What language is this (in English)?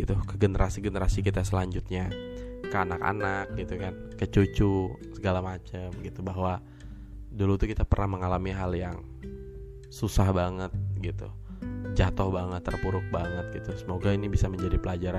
Indonesian